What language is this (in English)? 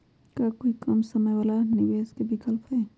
Magahi